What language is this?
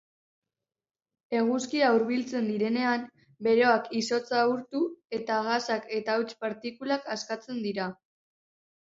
Basque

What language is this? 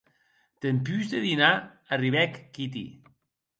Occitan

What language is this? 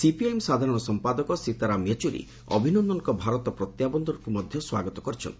Odia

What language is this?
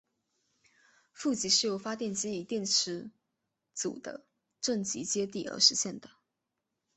Chinese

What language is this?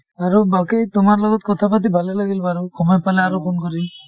Assamese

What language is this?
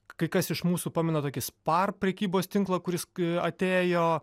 Lithuanian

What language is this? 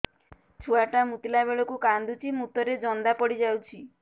Odia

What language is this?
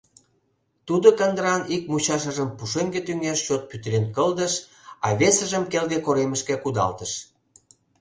Mari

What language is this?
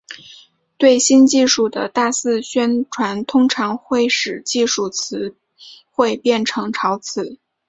Chinese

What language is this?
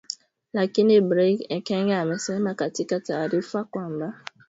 Swahili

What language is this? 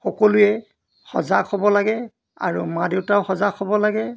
Assamese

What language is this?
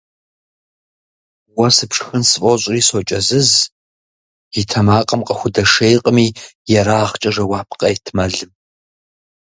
Kabardian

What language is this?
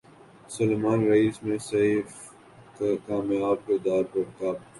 Urdu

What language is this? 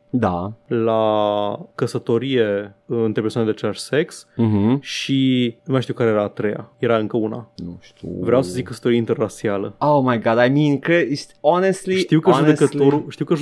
Romanian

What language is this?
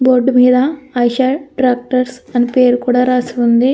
Telugu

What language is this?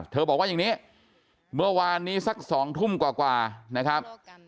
Thai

